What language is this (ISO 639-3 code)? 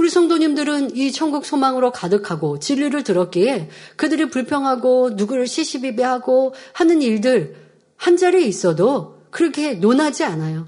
kor